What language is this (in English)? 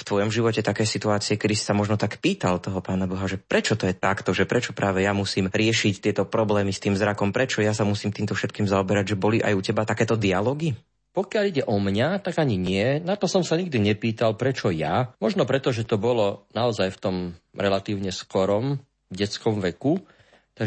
Slovak